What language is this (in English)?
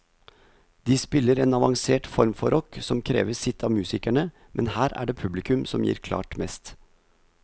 Norwegian